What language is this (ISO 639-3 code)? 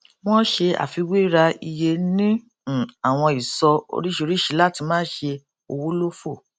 yor